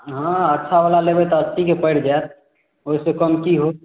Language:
Maithili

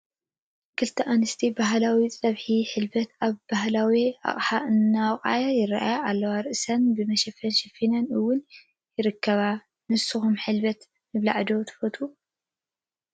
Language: Tigrinya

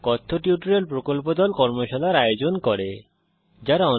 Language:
Bangla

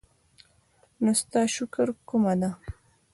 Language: Pashto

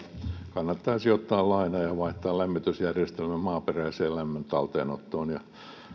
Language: Finnish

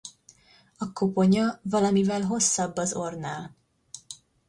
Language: Hungarian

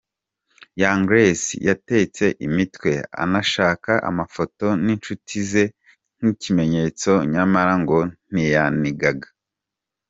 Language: Kinyarwanda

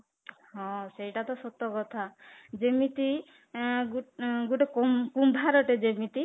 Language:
Odia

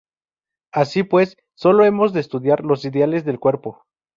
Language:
Spanish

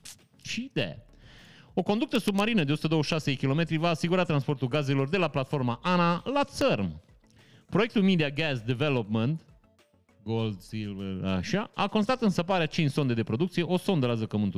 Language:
Romanian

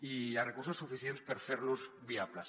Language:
Catalan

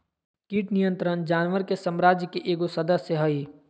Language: Magahi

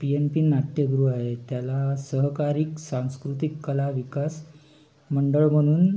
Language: Marathi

